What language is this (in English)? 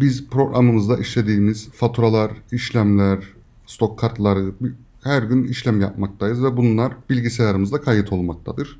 Turkish